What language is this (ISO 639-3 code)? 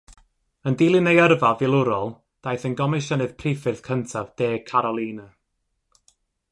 cym